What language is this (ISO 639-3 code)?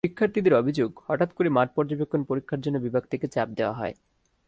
ben